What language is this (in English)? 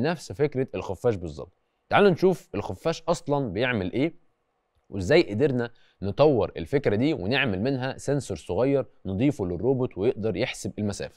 Arabic